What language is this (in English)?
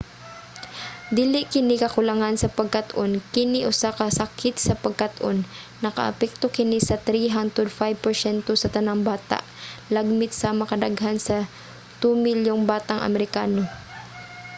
Cebuano